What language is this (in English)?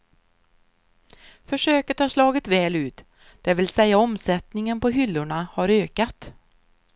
Swedish